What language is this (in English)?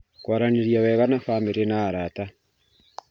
Kikuyu